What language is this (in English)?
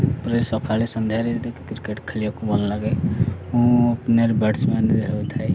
Odia